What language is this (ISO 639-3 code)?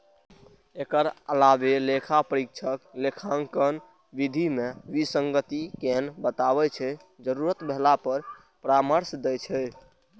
mai